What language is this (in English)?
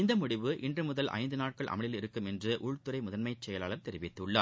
Tamil